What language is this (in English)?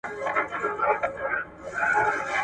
Pashto